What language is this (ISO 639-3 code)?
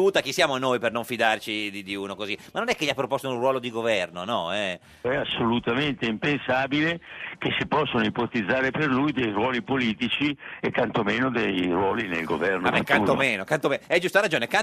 ita